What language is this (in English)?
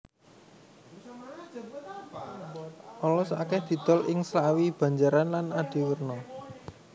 Javanese